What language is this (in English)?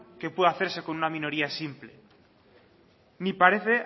Spanish